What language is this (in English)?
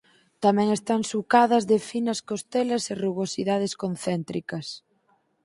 Galician